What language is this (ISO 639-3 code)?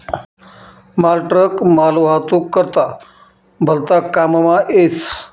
mar